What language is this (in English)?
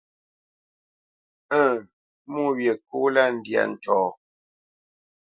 Bamenyam